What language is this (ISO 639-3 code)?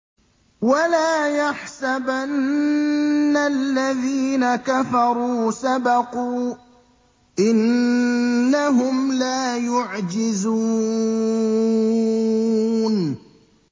ara